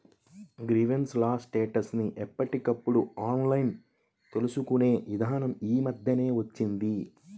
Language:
Telugu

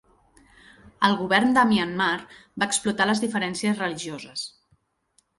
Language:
Catalan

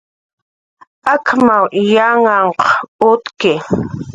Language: Jaqaru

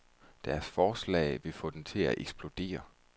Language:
Danish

